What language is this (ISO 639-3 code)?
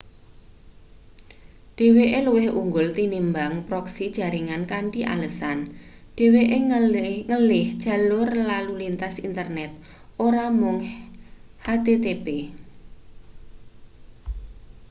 jav